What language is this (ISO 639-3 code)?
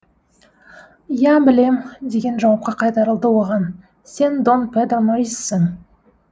kaz